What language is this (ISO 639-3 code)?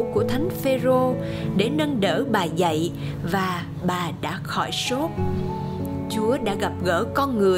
vie